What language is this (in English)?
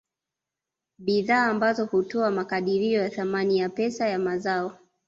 Swahili